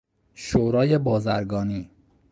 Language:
Persian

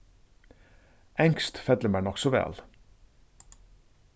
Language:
Faroese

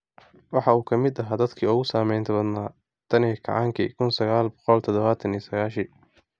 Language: Somali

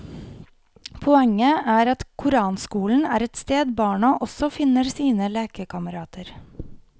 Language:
Norwegian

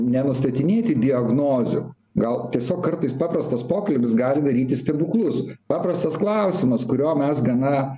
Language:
Lithuanian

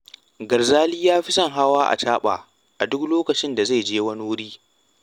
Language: Hausa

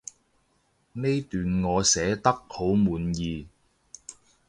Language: Cantonese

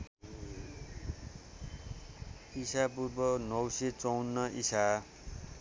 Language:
Nepali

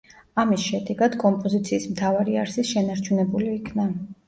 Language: Georgian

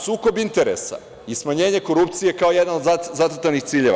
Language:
Serbian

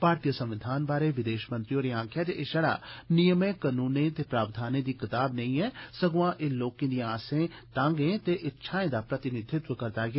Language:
Dogri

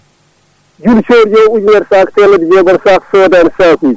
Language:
Fula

